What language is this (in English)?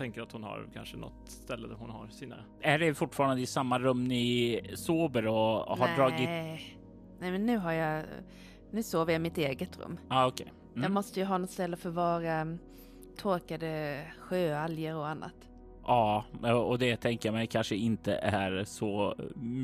Swedish